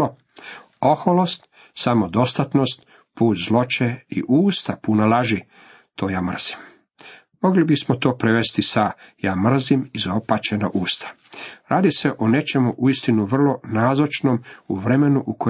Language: Croatian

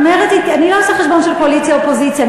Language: Hebrew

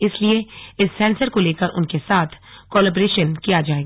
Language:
Hindi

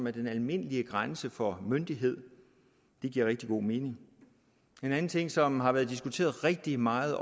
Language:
Danish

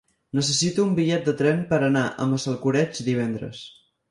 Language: Catalan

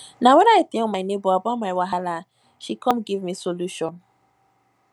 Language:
Nigerian Pidgin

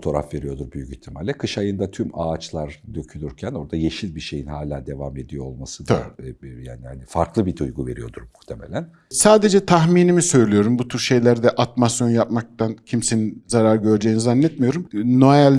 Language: Turkish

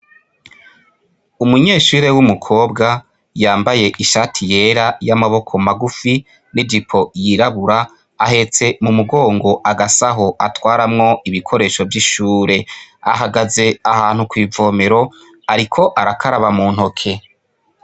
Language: Rundi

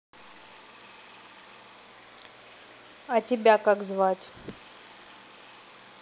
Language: Russian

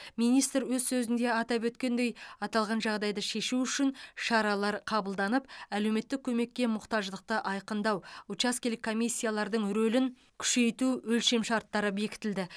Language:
Kazakh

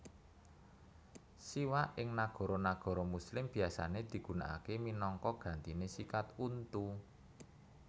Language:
Javanese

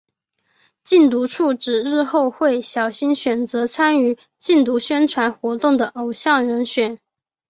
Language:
Chinese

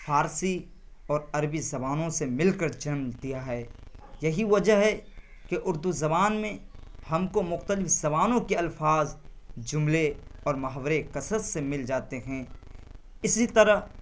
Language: Urdu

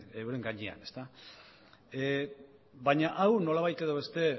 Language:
Basque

